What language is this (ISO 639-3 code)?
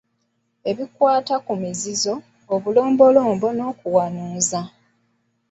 lug